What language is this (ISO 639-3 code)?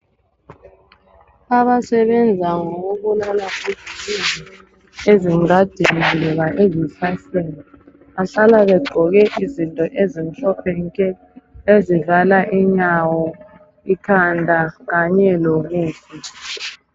nde